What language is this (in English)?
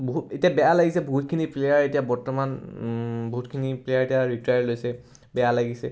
Assamese